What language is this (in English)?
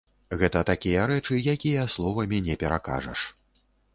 Belarusian